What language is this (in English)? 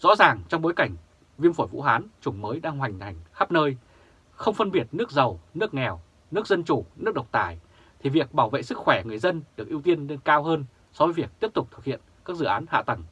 Vietnamese